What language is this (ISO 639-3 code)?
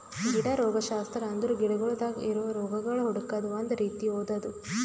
kan